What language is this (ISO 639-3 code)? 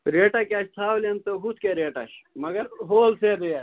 kas